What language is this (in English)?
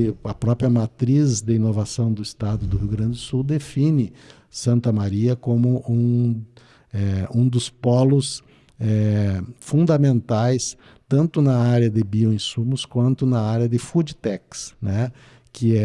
Portuguese